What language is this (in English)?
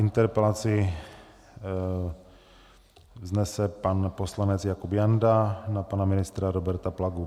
Czech